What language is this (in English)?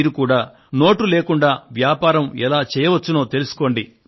Telugu